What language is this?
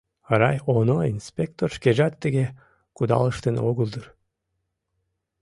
Mari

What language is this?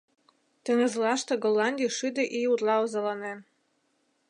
Mari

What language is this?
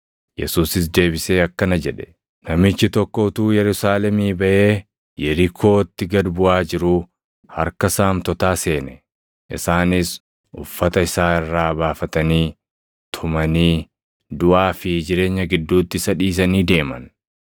Oromo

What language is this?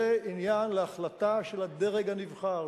Hebrew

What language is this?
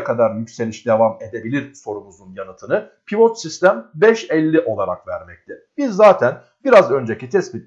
Turkish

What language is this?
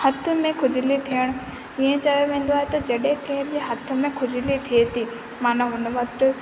Sindhi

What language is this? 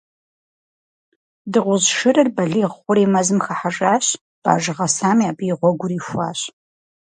Kabardian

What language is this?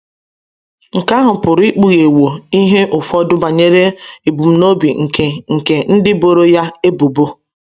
Igbo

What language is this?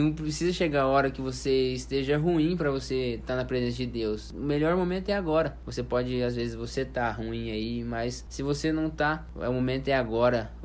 Portuguese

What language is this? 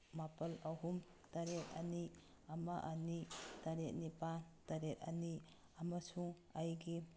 Manipuri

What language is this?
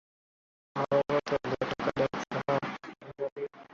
Swahili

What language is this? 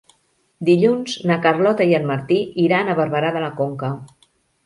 Catalan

